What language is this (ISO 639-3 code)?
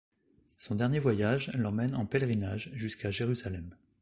fra